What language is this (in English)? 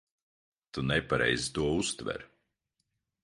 Latvian